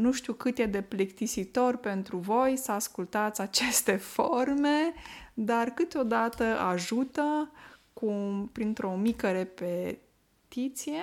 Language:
Romanian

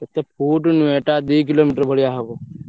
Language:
Odia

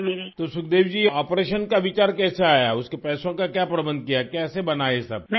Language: Urdu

